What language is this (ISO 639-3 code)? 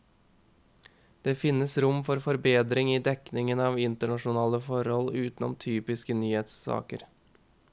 nor